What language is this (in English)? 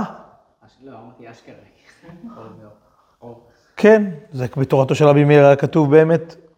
Hebrew